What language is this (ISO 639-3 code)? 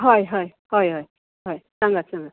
kok